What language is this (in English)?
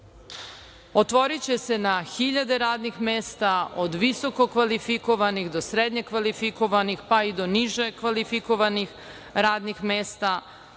Serbian